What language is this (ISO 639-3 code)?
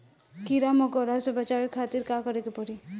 bho